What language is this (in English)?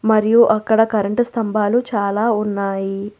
Telugu